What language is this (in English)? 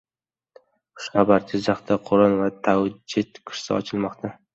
Uzbek